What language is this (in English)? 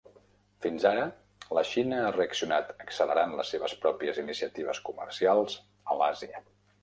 Catalan